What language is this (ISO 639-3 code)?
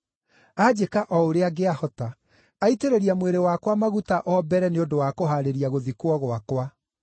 kik